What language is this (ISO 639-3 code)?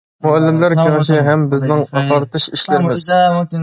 uig